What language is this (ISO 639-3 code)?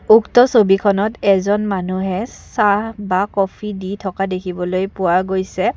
asm